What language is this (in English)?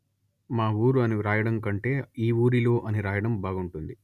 Telugu